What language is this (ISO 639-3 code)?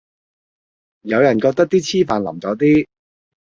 yue